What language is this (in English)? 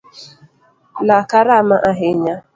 Luo (Kenya and Tanzania)